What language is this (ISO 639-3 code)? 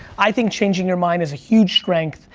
eng